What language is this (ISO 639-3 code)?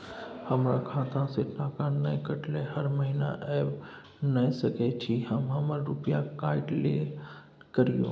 mai